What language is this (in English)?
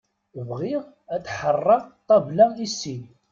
Kabyle